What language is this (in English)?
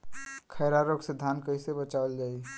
Bhojpuri